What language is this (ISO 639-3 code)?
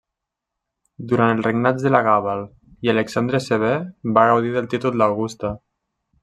cat